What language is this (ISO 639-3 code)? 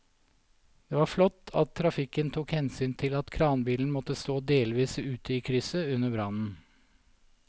nor